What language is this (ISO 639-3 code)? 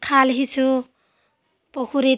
asm